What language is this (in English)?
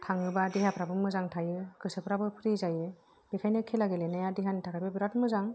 Bodo